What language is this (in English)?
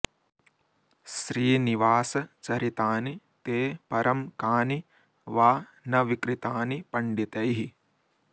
Sanskrit